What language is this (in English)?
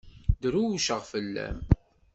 Kabyle